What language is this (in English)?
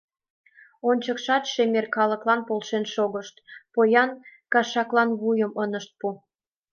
Mari